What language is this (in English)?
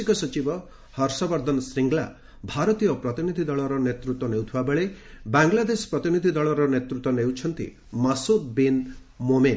Odia